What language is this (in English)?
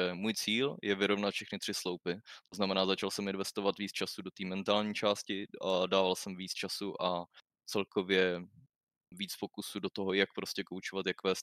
Czech